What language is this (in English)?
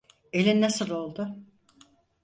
Turkish